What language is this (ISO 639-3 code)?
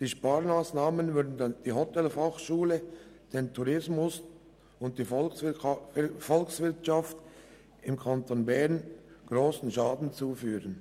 gsw